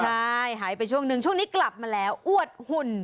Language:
Thai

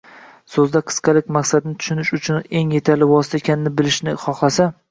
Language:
Uzbek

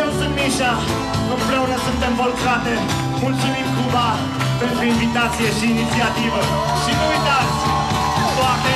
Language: Romanian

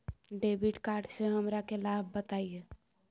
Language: Magahi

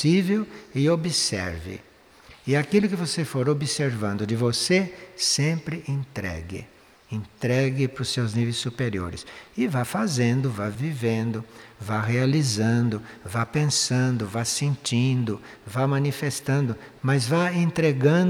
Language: Portuguese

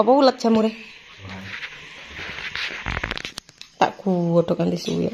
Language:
Indonesian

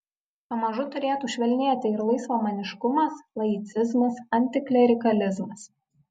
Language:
Lithuanian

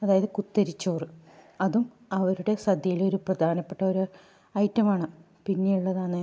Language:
Malayalam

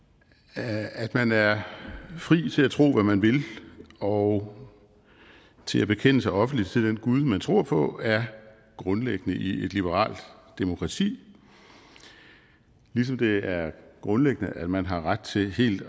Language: Danish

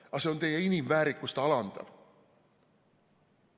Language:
Estonian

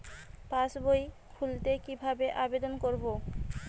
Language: Bangla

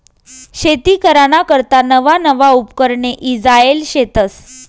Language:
Marathi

